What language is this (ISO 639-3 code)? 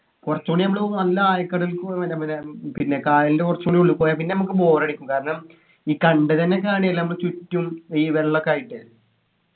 mal